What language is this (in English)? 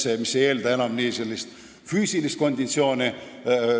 Estonian